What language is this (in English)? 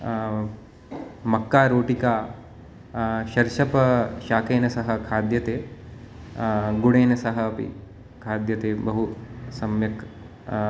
Sanskrit